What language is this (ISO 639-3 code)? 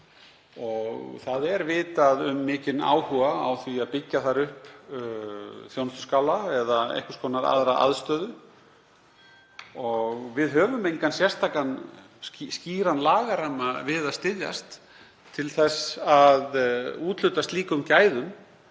isl